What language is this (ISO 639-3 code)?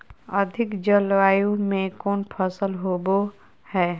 mag